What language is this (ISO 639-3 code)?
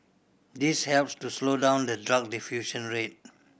eng